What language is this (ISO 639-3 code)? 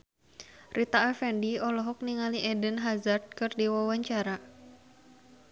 sun